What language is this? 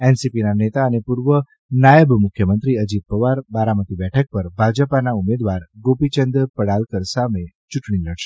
Gujarati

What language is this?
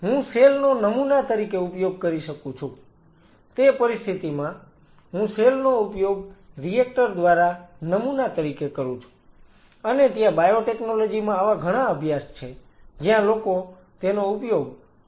Gujarati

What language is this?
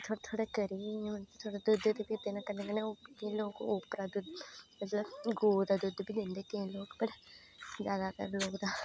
Dogri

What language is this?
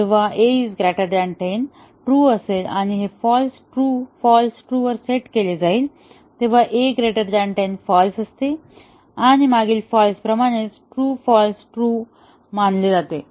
Marathi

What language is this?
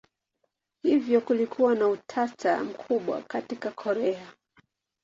Swahili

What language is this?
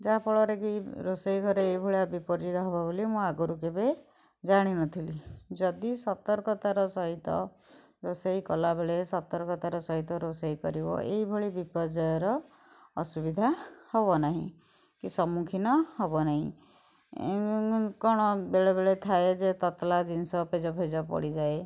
Odia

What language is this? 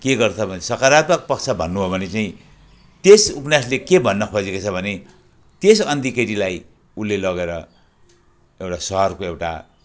Nepali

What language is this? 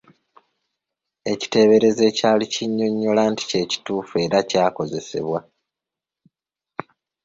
Ganda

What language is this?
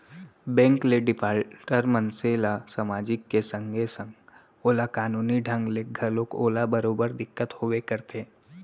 Chhattisgarhi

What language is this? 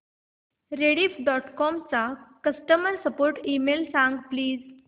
Marathi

